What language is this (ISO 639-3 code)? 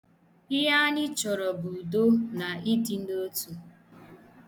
ibo